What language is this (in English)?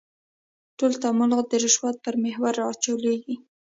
Pashto